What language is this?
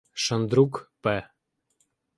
Ukrainian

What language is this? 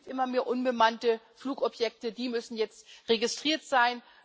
German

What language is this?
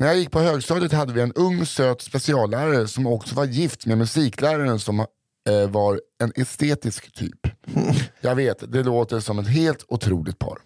Swedish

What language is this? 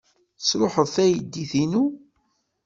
Kabyle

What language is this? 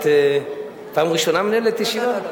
Hebrew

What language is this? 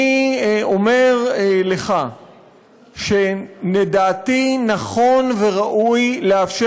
Hebrew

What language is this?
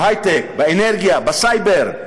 Hebrew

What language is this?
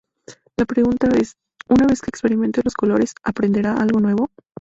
Spanish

